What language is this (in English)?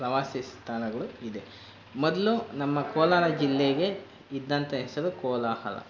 Kannada